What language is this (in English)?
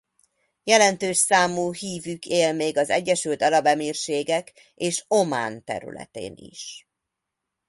Hungarian